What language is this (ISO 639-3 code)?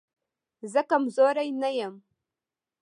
pus